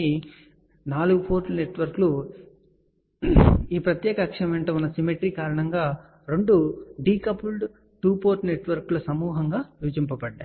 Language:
Telugu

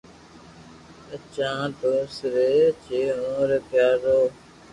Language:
Loarki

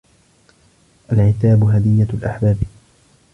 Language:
Arabic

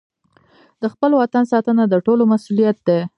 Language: Pashto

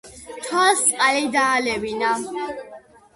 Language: Georgian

